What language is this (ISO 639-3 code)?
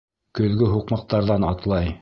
bak